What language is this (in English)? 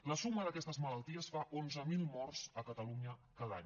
Catalan